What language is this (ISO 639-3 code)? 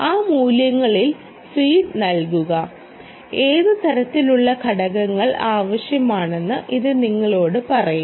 mal